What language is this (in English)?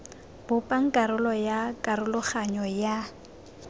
Tswana